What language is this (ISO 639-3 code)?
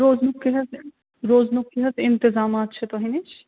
kas